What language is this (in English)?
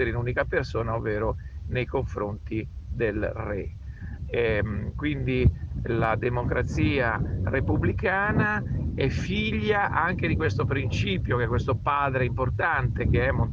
Italian